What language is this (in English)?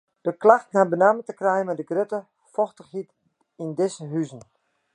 Western Frisian